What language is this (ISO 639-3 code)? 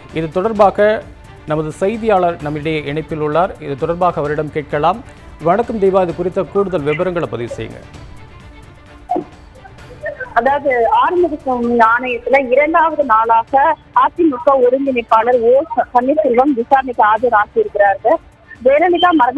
ron